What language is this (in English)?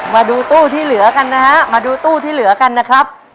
Thai